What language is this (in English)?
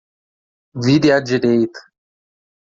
Portuguese